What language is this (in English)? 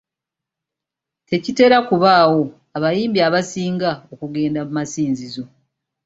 Ganda